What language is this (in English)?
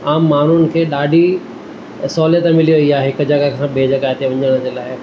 Sindhi